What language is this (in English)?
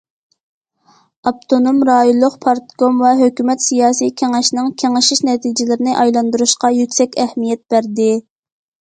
Uyghur